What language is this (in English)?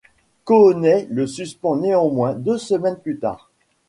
French